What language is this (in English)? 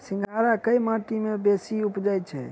Maithili